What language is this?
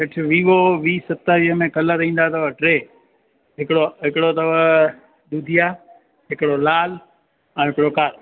Sindhi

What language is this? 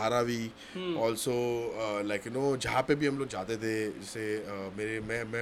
Hindi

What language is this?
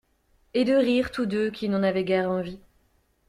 French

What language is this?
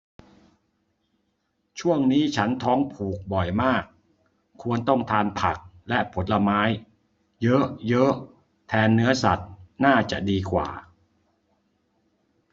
Thai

